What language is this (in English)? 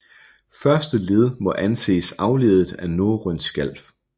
Danish